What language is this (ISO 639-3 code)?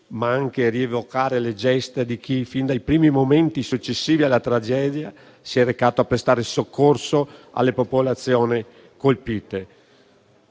ita